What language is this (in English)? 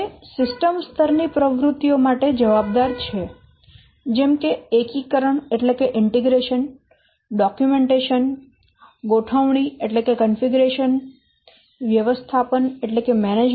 Gujarati